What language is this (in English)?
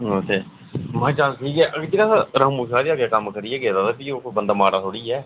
Dogri